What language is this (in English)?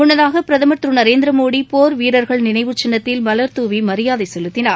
Tamil